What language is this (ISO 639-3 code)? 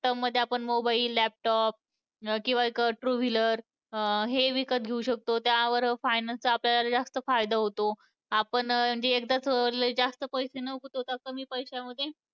mar